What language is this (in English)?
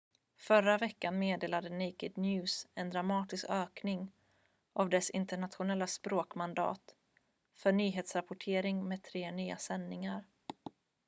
Swedish